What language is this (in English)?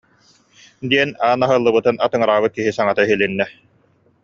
Yakut